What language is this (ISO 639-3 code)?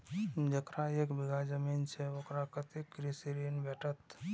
mai